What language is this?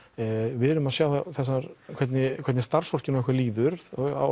Icelandic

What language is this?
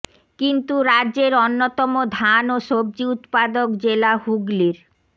Bangla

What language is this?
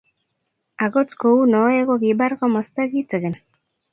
Kalenjin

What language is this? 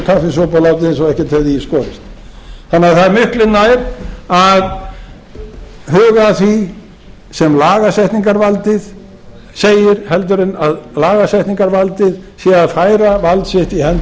Icelandic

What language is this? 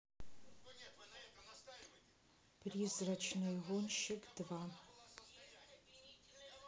Russian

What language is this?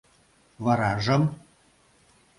Mari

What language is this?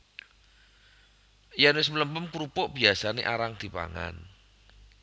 Javanese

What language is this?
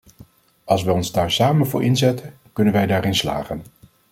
Dutch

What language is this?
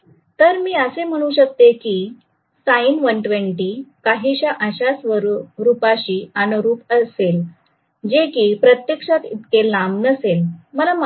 Marathi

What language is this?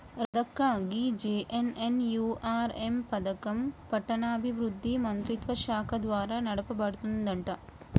Telugu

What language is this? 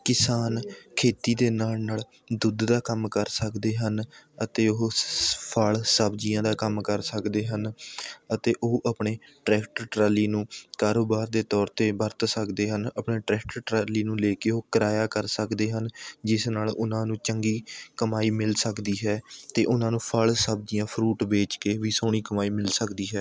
Punjabi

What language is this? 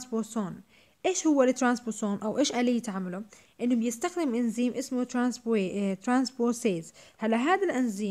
Arabic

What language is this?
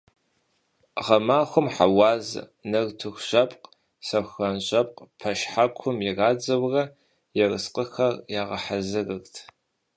Kabardian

